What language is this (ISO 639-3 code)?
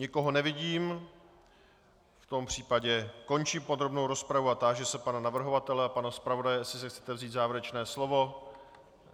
ces